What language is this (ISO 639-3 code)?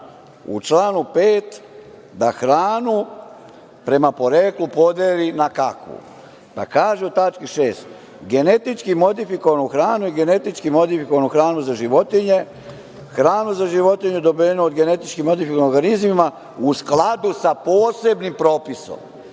srp